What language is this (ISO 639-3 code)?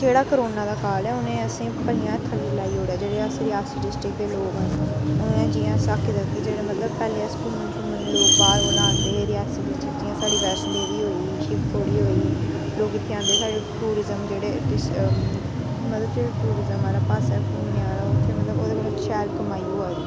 doi